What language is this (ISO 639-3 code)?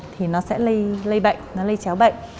vie